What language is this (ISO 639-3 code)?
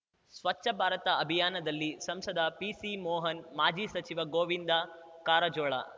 kan